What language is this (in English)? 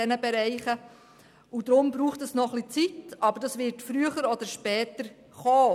Swiss German